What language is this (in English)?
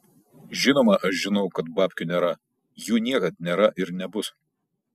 Lithuanian